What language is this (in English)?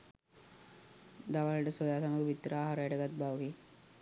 Sinhala